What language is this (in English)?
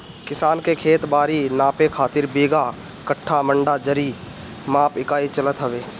Bhojpuri